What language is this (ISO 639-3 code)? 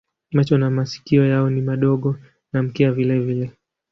swa